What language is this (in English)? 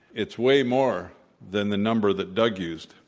English